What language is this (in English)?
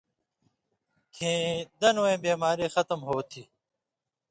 Indus Kohistani